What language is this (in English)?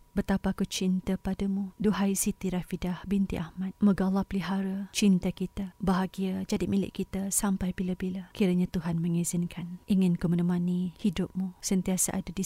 Malay